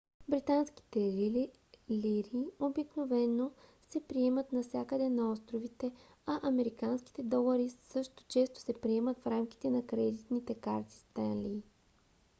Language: Bulgarian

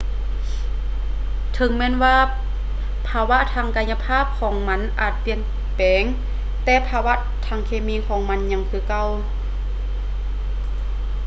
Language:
Lao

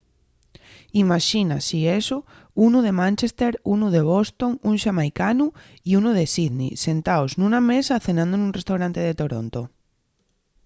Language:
Asturian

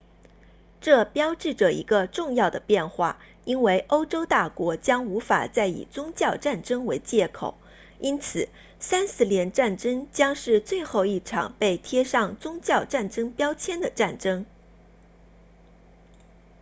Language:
Chinese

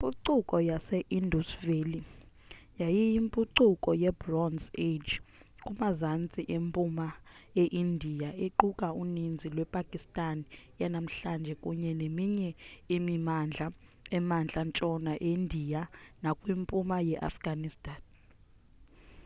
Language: Xhosa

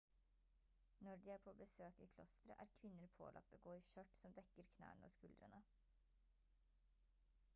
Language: Norwegian Bokmål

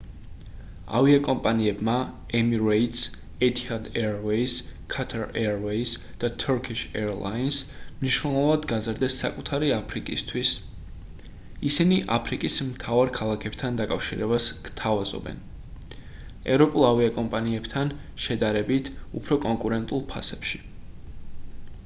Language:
Georgian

